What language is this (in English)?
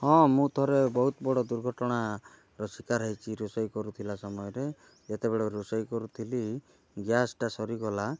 Odia